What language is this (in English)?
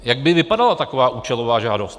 Czech